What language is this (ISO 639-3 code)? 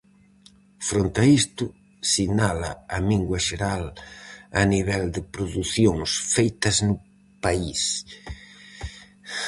glg